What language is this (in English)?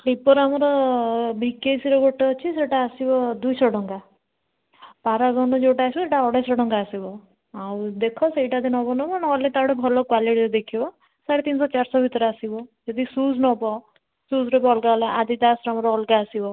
Odia